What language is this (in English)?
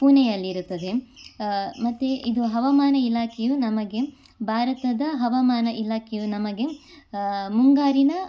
Kannada